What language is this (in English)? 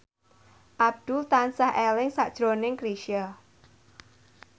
Javanese